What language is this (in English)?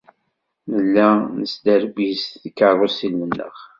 Kabyle